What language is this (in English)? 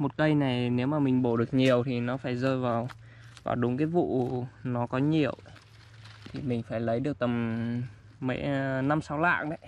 Vietnamese